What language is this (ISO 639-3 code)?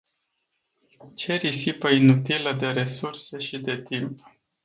ron